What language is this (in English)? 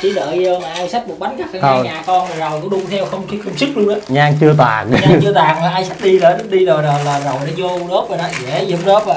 Vietnamese